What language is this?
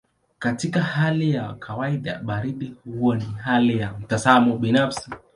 Swahili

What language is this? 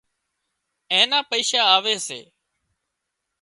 Wadiyara Koli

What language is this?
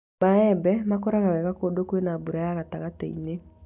Kikuyu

